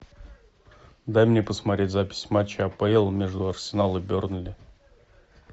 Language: Russian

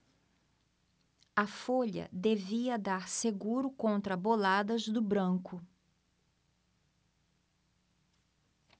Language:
Portuguese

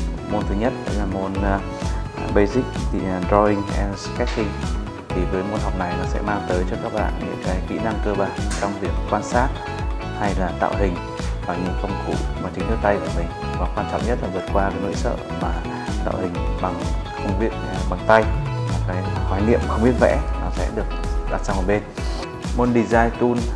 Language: Vietnamese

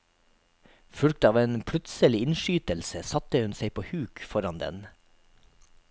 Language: Norwegian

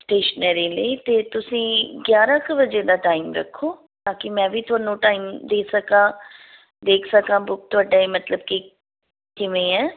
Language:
Punjabi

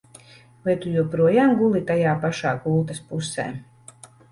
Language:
Latvian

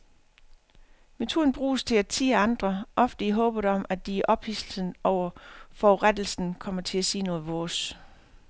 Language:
Danish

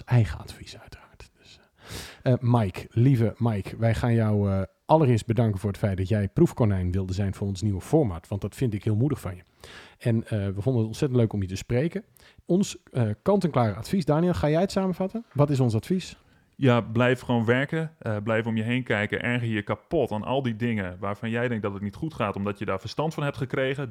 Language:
Dutch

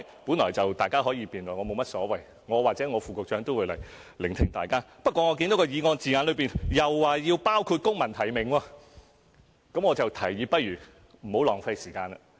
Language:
Cantonese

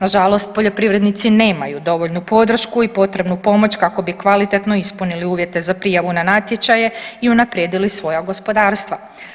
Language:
Croatian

